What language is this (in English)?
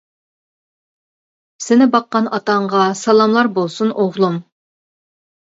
Uyghur